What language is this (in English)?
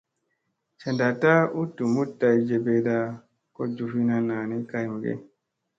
Musey